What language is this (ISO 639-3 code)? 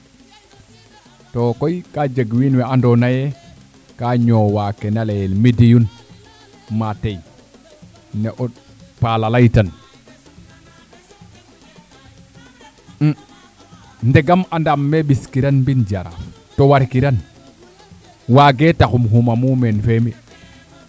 srr